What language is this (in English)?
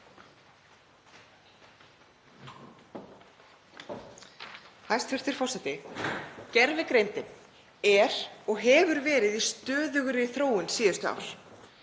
Icelandic